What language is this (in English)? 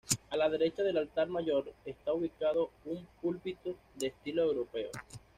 Spanish